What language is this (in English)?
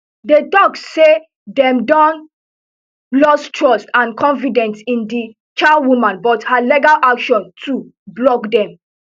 Nigerian Pidgin